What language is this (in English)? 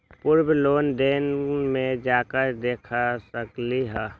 Magahi